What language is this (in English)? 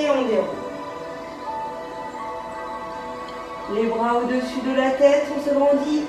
French